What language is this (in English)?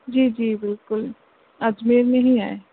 Sindhi